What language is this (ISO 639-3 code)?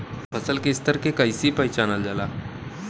bho